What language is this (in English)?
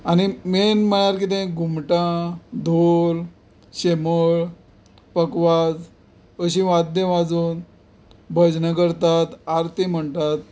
Konkani